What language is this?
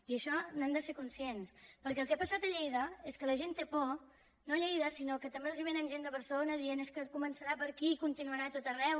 Catalan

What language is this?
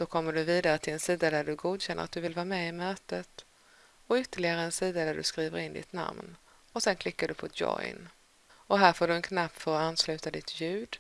Swedish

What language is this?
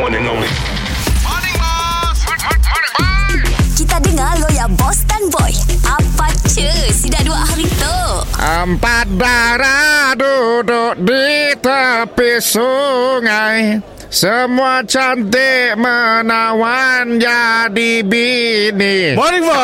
Malay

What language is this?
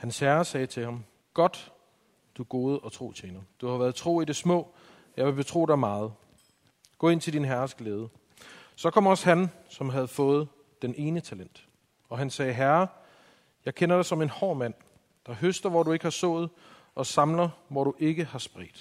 Danish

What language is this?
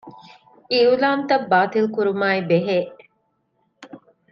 Divehi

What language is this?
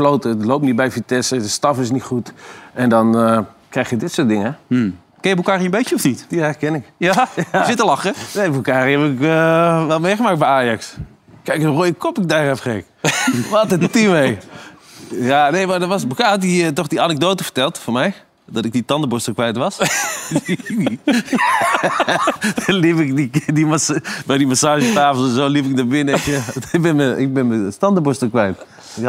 Dutch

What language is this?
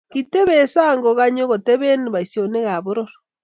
Kalenjin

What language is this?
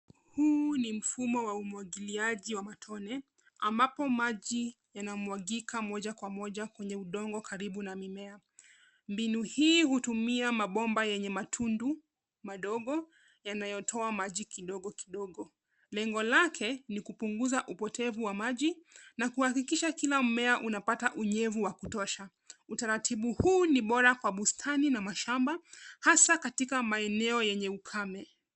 Swahili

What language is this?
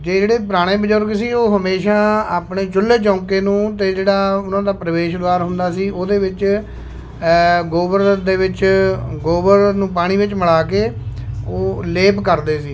Punjabi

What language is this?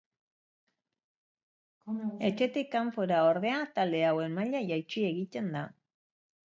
Basque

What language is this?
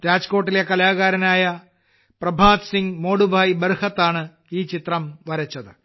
Malayalam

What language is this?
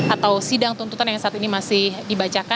Indonesian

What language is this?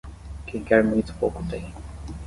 Portuguese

